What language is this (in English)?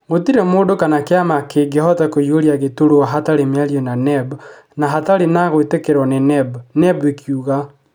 Kikuyu